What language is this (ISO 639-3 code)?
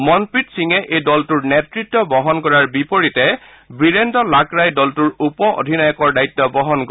asm